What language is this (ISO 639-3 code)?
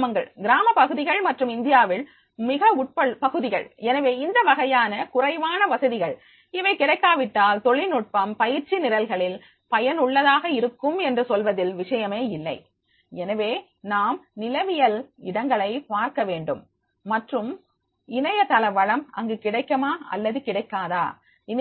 tam